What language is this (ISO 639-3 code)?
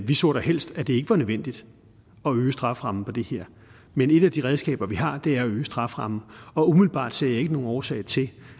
dan